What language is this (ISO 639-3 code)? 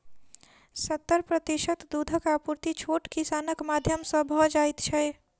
mai